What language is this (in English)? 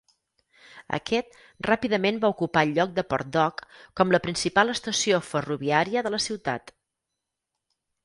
Catalan